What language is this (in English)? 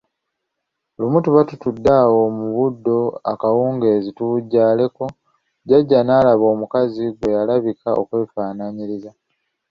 Ganda